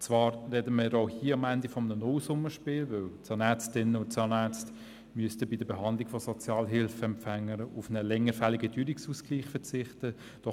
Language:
Swiss German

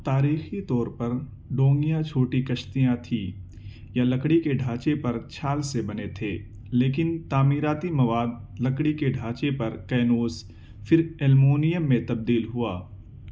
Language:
Urdu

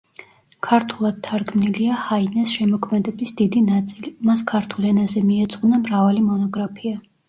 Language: Georgian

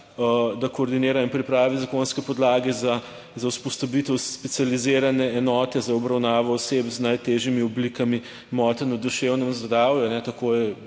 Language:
Slovenian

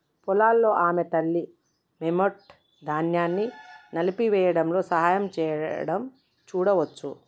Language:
Telugu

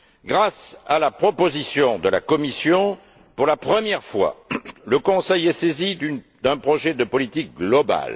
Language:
French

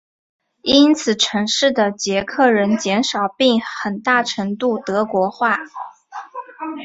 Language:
Chinese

